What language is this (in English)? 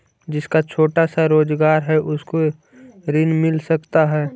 Magahi